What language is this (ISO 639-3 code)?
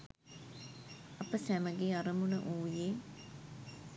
sin